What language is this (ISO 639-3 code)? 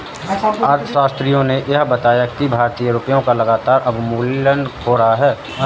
hin